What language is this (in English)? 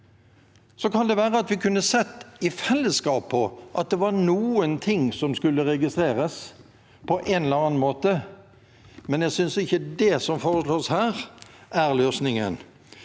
Norwegian